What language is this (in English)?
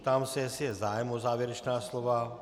Czech